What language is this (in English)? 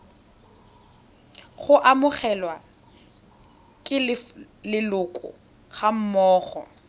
Tswana